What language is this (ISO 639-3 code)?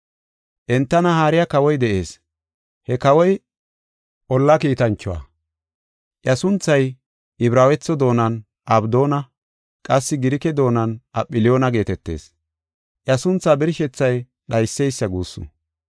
gof